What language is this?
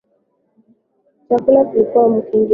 Swahili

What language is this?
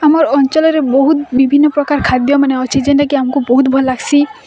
Odia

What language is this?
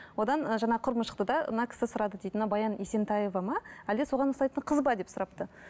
Kazakh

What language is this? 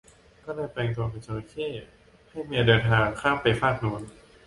Thai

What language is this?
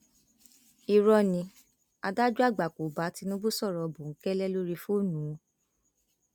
Yoruba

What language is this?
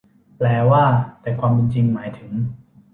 Thai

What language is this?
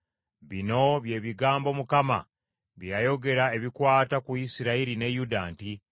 Ganda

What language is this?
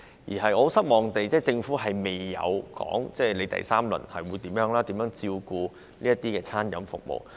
Cantonese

